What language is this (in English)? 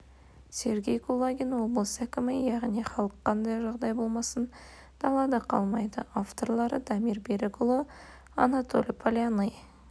Kazakh